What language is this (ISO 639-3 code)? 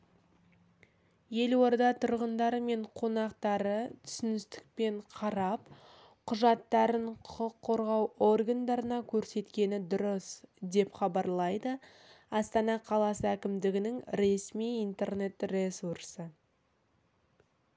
kaz